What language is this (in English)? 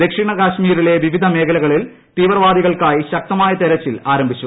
Malayalam